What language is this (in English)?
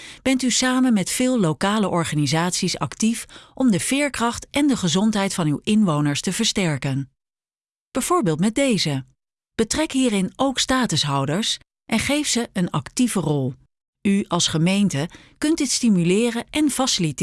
Dutch